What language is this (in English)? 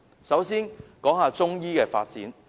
Cantonese